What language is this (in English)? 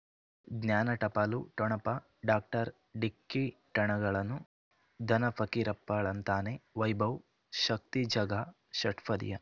Kannada